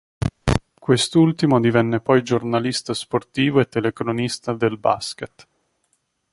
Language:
Italian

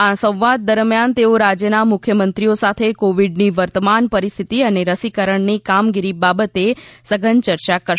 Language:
Gujarati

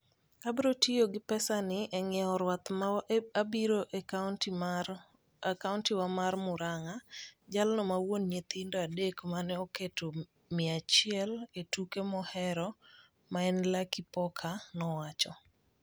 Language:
Luo (Kenya and Tanzania)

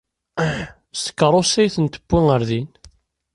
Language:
Kabyle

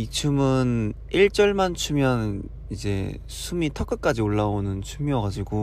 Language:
Korean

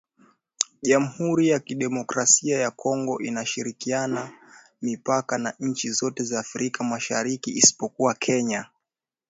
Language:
Swahili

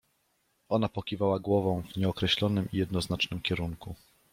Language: Polish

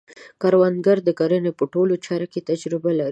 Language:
Pashto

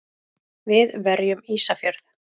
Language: Icelandic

